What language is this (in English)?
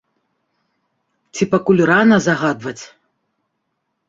Belarusian